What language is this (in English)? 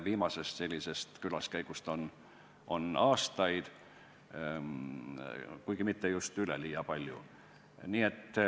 Estonian